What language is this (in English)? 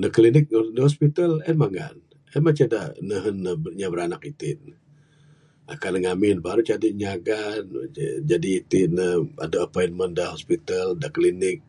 Bukar-Sadung Bidayuh